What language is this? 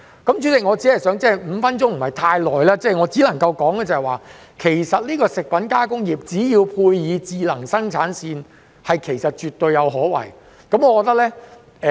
Cantonese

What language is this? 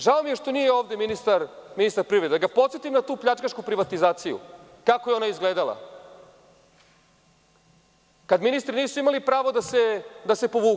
Serbian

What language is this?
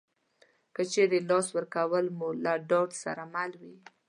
Pashto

